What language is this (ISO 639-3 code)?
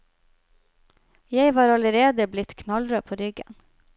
nor